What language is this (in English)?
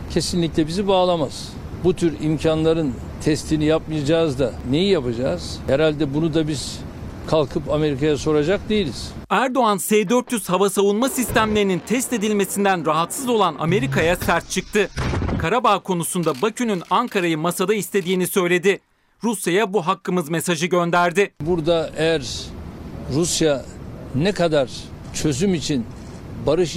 Turkish